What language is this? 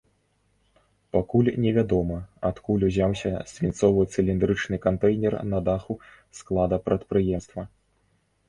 Belarusian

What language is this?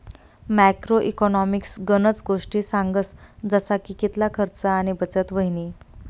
Marathi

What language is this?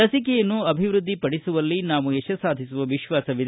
Kannada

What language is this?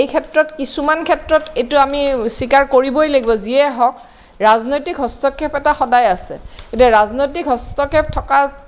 Assamese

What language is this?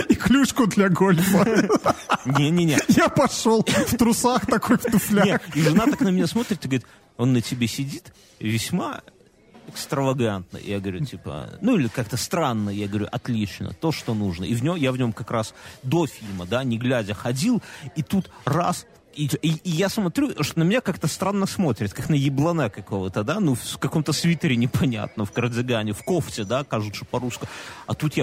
Russian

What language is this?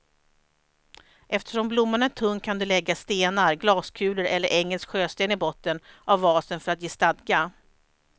Swedish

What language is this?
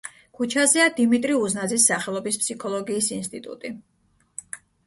Georgian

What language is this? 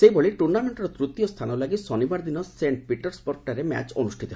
Odia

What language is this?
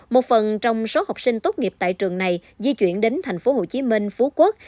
Vietnamese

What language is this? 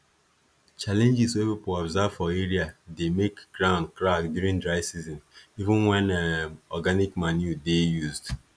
Nigerian Pidgin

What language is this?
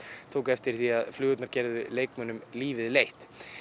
Icelandic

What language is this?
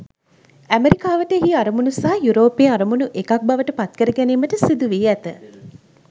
Sinhala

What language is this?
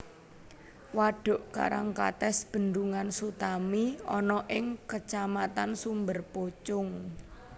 Javanese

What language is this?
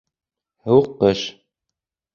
Bashkir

